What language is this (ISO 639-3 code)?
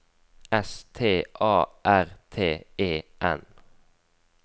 nor